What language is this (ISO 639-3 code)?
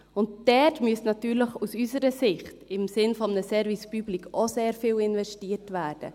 gsw